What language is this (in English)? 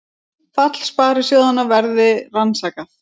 Icelandic